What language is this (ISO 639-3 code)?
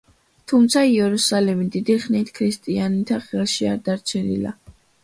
kat